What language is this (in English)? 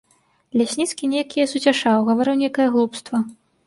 Belarusian